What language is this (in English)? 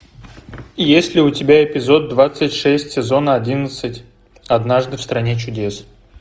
Russian